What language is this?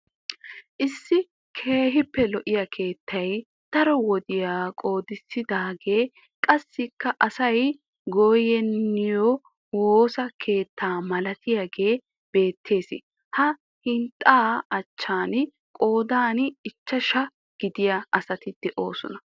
Wolaytta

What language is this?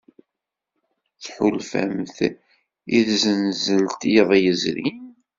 Kabyle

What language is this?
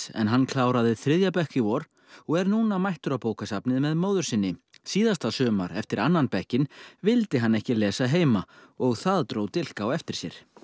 Icelandic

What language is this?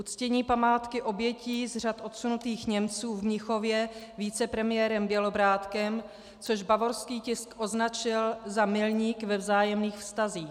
Czech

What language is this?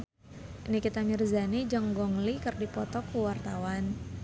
Sundanese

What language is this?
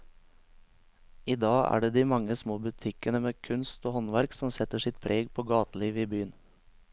Norwegian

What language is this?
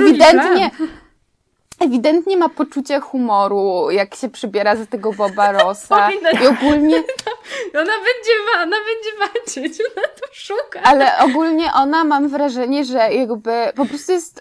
Polish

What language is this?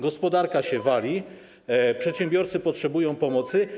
Polish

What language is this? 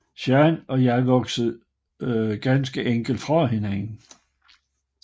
Danish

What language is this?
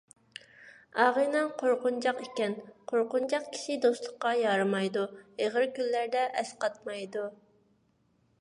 Uyghur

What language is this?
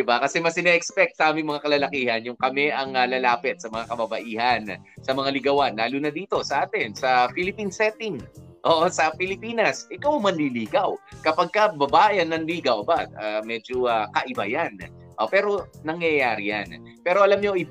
Filipino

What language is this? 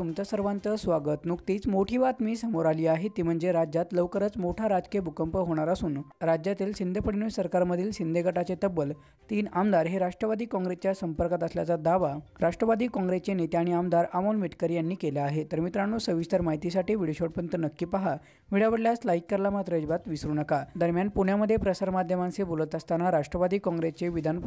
Romanian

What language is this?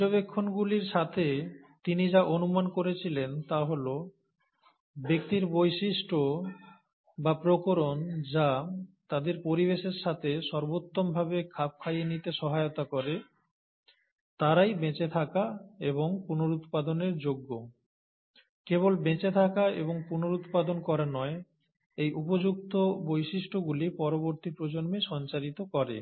Bangla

